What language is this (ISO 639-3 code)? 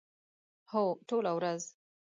pus